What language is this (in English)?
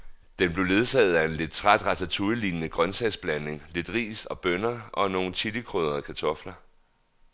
Danish